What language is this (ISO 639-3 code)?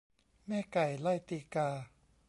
tha